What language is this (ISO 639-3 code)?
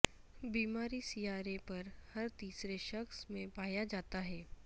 urd